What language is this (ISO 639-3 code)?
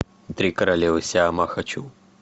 rus